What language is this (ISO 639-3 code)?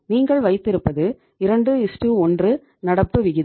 tam